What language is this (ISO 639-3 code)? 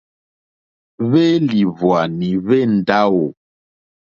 bri